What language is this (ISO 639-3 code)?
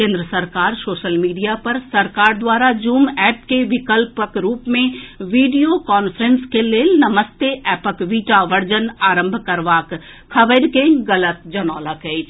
mai